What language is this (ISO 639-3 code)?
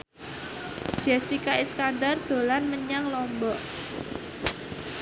jav